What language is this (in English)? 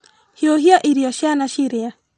Kikuyu